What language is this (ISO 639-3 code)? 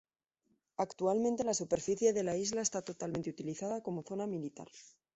spa